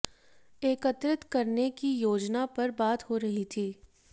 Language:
Hindi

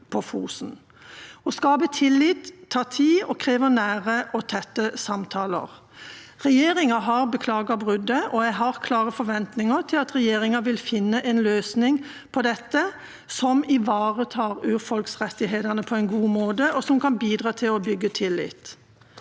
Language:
Norwegian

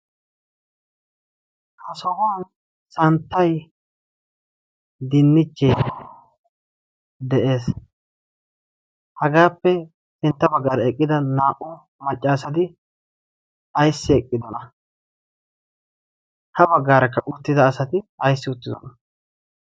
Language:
Wolaytta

